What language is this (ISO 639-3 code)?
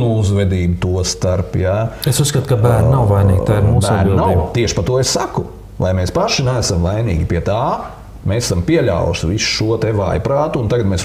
lav